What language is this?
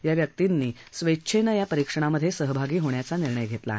Marathi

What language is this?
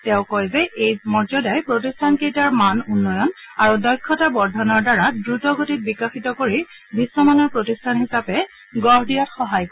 Assamese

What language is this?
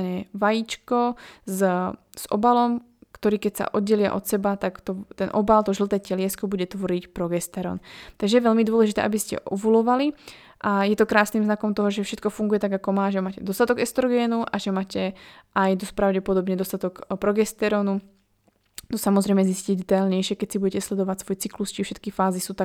Slovak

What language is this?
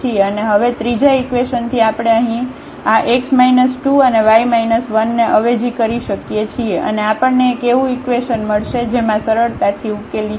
Gujarati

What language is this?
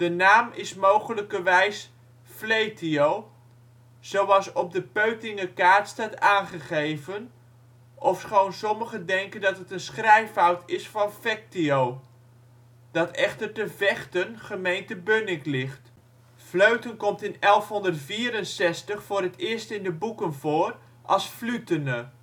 Dutch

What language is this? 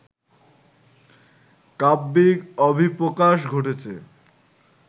Bangla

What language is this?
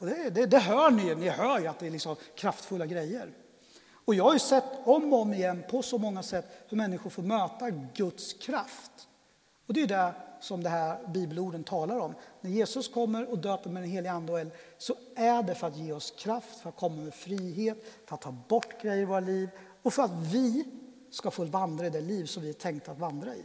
Swedish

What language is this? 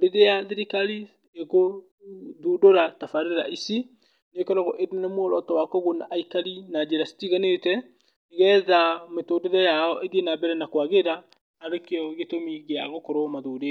Kikuyu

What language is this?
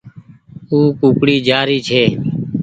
Goaria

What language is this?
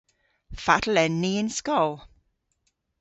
Cornish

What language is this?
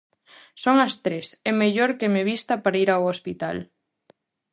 Galician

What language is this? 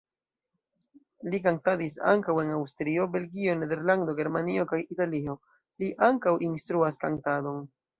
Esperanto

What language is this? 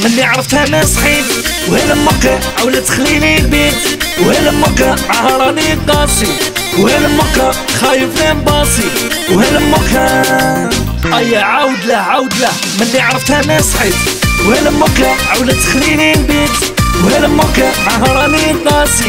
Arabic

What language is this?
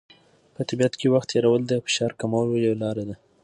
Pashto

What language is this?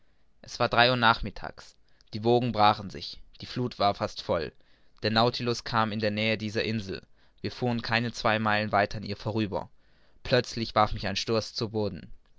German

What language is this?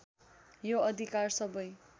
Nepali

